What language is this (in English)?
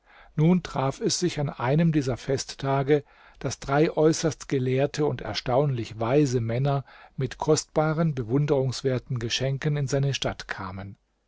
German